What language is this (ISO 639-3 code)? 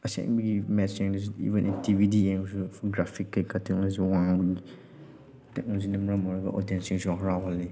mni